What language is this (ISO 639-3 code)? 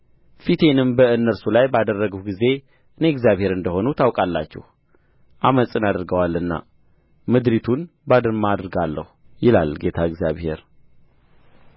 amh